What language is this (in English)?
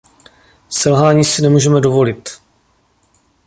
Czech